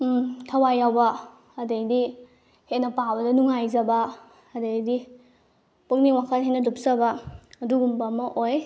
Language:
Manipuri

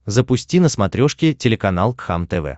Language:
Russian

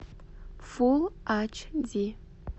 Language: Russian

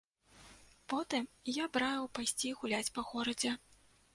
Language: Belarusian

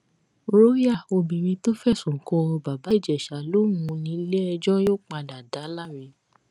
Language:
Yoruba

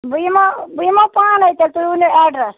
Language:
Kashmiri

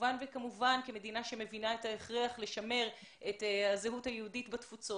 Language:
Hebrew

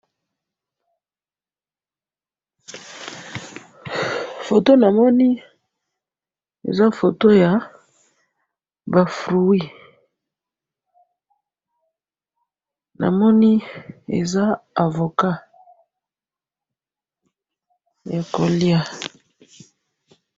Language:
Lingala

